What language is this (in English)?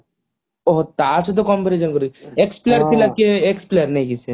Odia